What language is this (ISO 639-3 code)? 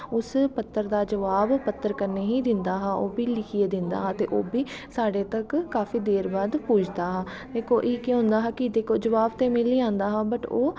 doi